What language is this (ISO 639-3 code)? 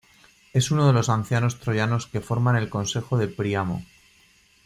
spa